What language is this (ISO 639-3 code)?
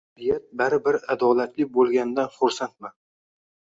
uzb